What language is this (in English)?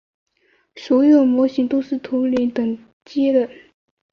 Chinese